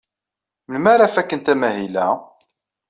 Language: Kabyle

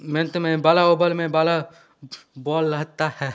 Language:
Hindi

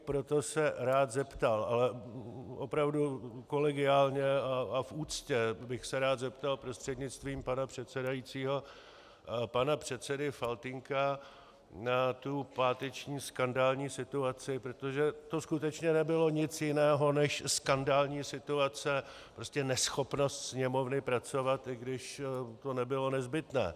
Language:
Czech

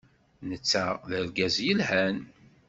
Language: Kabyle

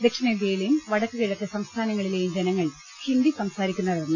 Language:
Malayalam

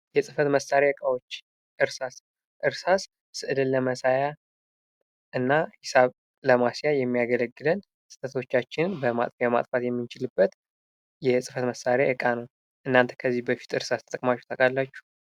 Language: Amharic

